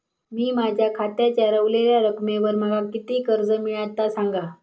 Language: Marathi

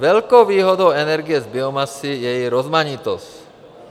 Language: Czech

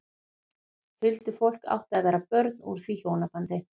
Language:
Icelandic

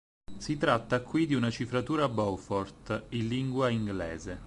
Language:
Italian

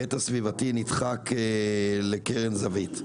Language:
Hebrew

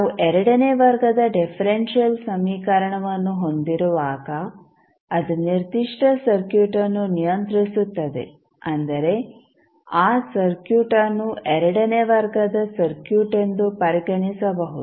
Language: Kannada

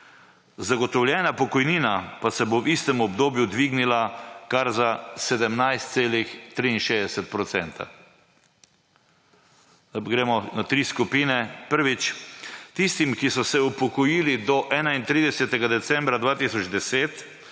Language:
Slovenian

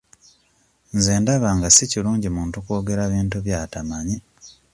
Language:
Ganda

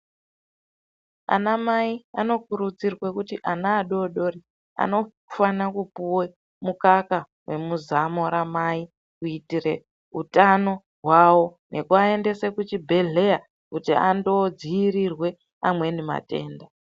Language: Ndau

